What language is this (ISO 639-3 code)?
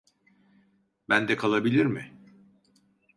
tur